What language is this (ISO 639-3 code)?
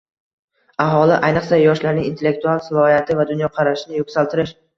uzb